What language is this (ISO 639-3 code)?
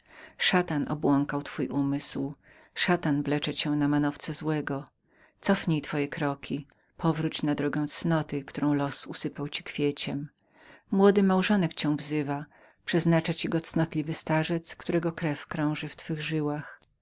pol